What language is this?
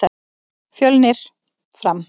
Icelandic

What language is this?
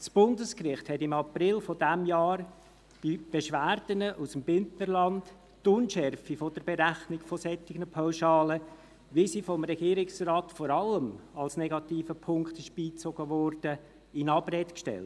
Swiss German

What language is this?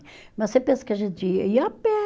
Portuguese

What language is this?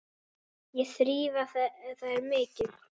Icelandic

